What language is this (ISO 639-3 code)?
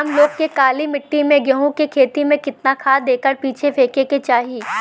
bho